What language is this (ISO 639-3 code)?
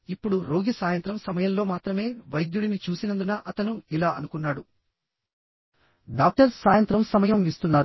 tel